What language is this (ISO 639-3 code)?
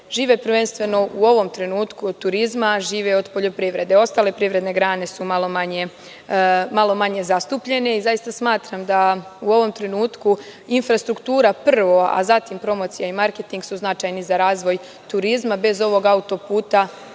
srp